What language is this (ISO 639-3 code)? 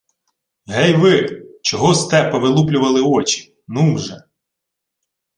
ukr